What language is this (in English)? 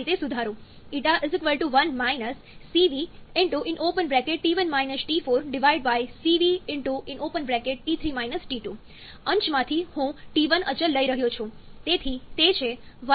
Gujarati